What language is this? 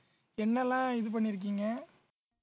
Tamil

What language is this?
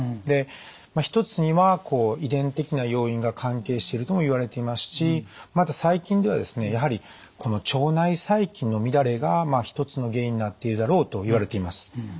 Japanese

